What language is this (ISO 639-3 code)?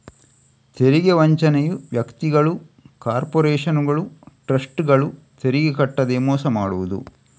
kan